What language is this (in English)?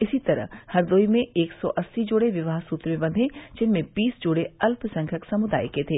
Hindi